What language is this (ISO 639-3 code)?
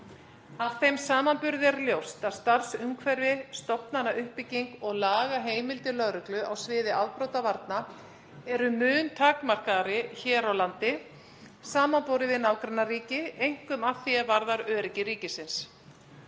isl